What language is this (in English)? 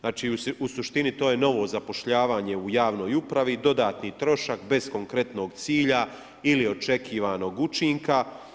Croatian